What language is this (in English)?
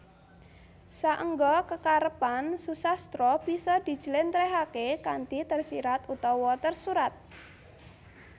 Javanese